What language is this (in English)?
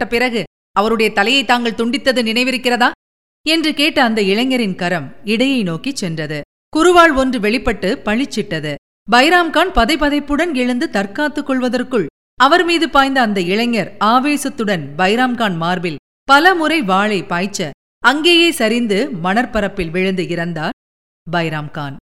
Tamil